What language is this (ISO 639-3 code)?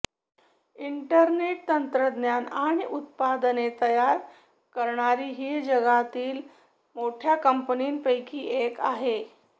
mar